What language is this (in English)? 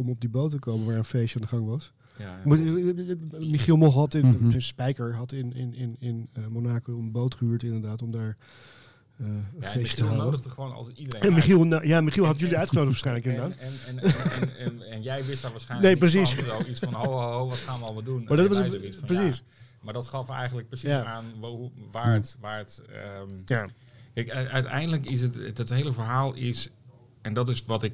Dutch